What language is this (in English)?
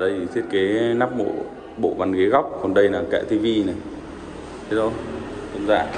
Vietnamese